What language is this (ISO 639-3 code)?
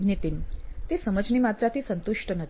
guj